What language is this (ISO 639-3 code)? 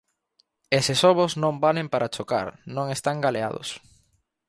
glg